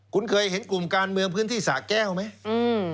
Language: Thai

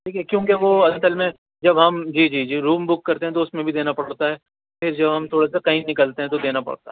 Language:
Urdu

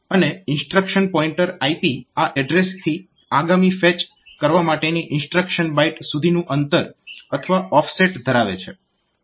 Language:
Gujarati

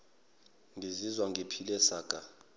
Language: Zulu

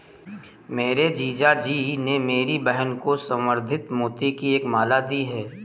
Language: Hindi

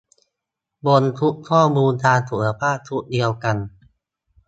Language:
Thai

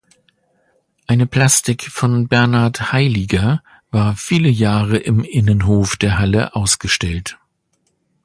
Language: German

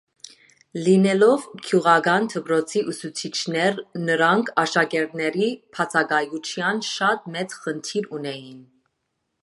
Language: Armenian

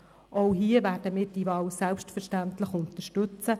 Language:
Swiss German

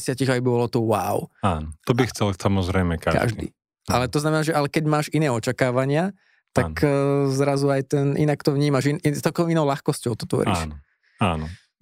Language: Slovak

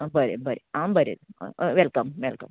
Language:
Konkani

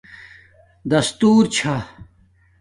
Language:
Domaaki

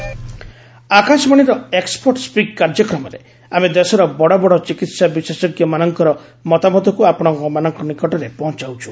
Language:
Odia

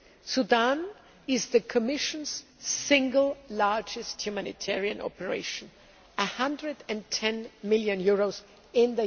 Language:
English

